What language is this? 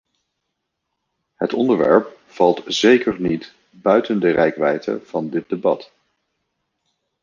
Dutch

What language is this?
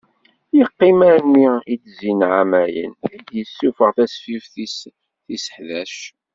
Kabyle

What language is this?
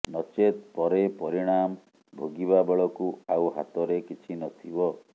Odia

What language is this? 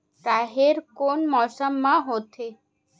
Chhattisgarhi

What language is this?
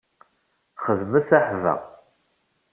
Kabyle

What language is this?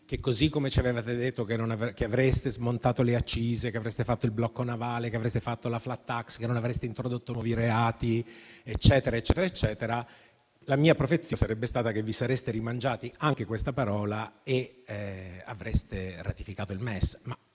Italian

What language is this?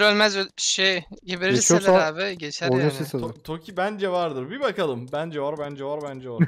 Turkish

